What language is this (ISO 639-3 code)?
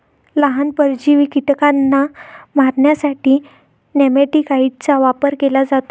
mar